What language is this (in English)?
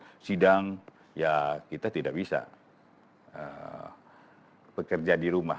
Indonesian